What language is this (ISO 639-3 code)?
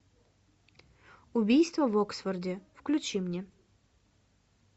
rus